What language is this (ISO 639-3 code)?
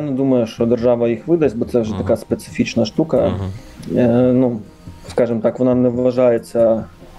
ukr